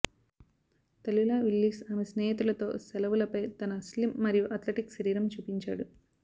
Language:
Telugu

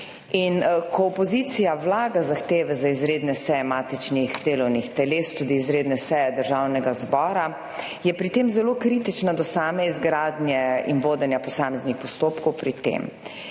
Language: Slovenian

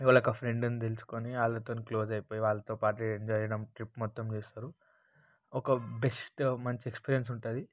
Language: Telugu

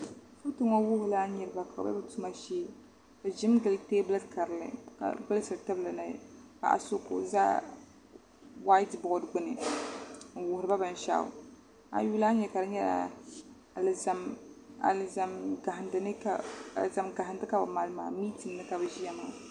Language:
Dagbani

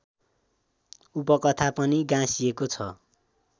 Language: Nepali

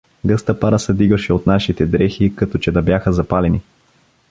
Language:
Bulgarian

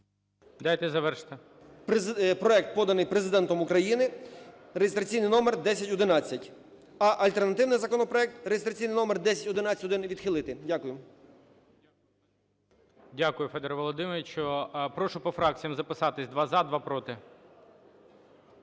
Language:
Ukrainian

